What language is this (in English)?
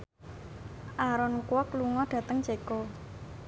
Javanese